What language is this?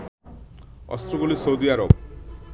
Bangla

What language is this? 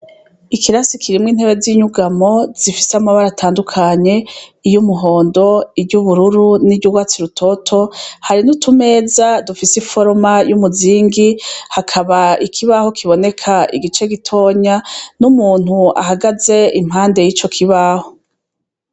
Rundi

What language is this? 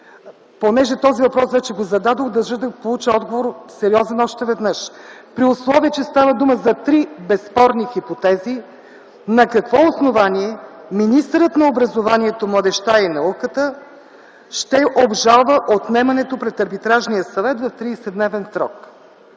Bulgarian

